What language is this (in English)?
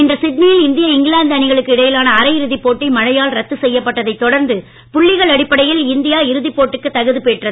Tamil